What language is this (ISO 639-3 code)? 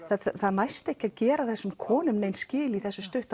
isl